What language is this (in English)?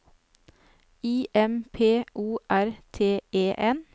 Norwegian